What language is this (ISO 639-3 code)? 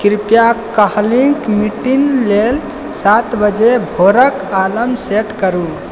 mai